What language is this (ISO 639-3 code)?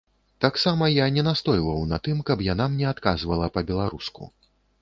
bel